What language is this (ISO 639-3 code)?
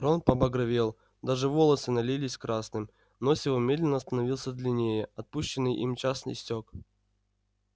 rus